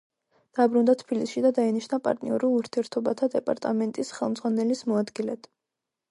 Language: Georgian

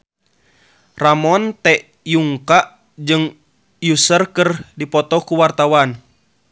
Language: Sundanese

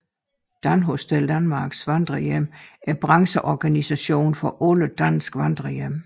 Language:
Danish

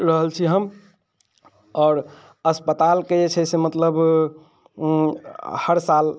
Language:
Maithili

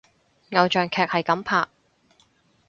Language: Cantonese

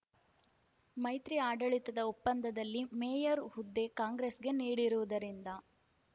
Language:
Kannada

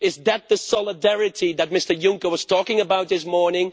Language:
English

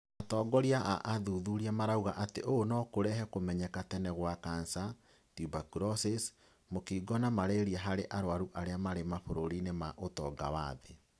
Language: Kikuyu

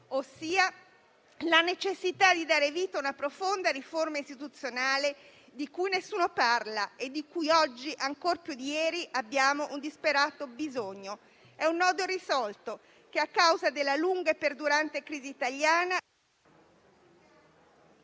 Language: Italian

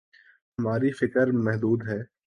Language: Urdu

